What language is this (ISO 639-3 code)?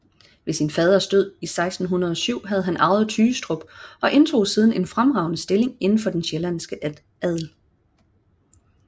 dan